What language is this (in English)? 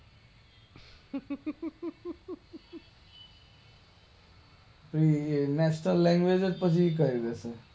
Gujarati